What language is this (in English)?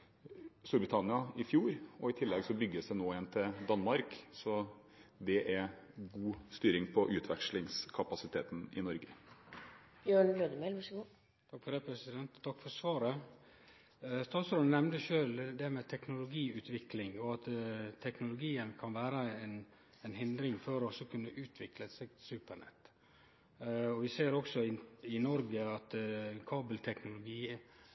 Norwegian